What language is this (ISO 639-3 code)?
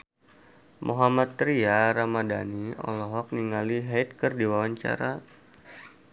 sun